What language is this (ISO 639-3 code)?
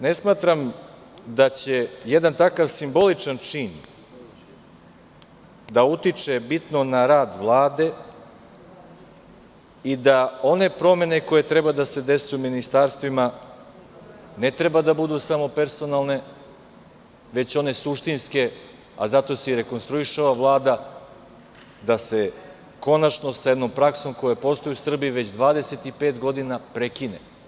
srp